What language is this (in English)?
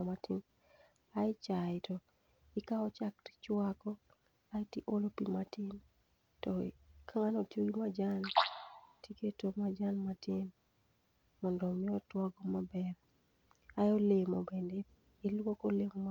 Luo (Kenya and Tanzania)